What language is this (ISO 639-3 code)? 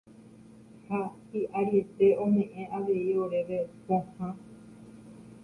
grn